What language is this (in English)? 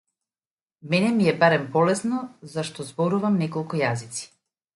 Macedonian